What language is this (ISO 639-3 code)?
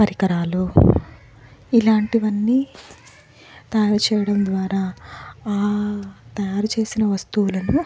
tel